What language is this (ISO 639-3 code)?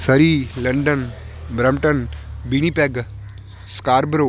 pan